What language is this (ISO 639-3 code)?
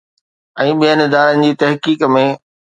snd